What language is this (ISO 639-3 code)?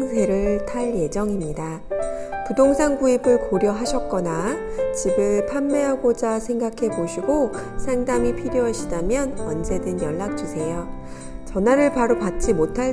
kor